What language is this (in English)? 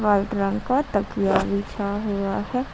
Hindi